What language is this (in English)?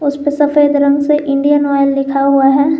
Hindi